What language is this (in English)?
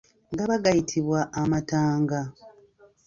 Ganda